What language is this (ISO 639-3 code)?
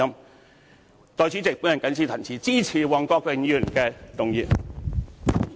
yue